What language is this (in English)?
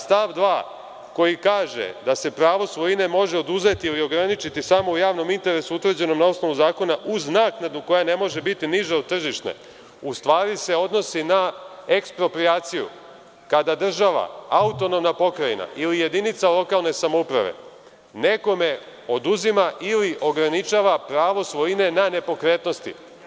Serbian